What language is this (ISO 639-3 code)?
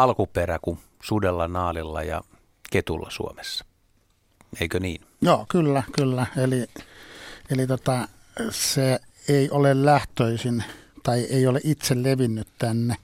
fin